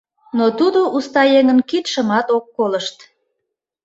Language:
Mari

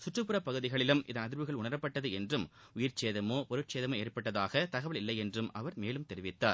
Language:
Tamil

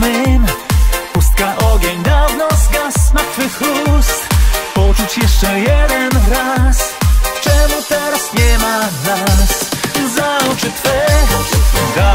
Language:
Polish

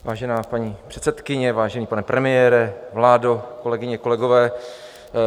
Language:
Czech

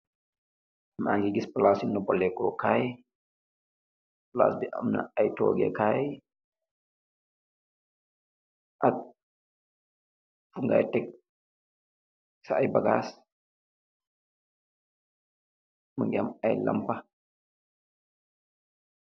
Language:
Wolof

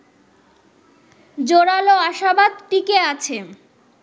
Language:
Bangla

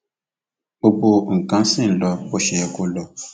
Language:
Yoruba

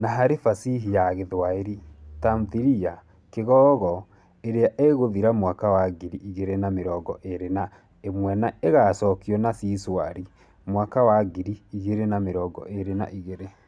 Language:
Kikuyu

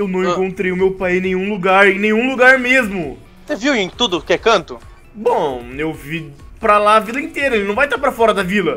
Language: Portuguese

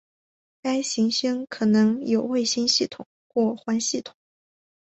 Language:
Chinese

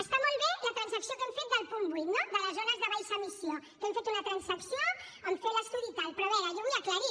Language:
Catalan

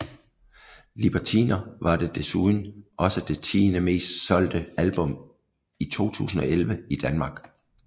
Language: Danish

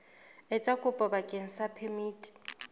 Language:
Southern Sotho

